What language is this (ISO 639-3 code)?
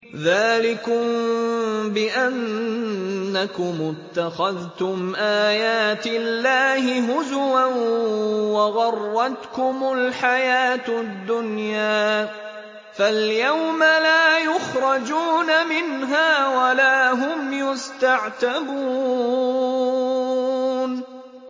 ara